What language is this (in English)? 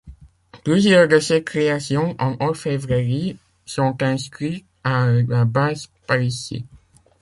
French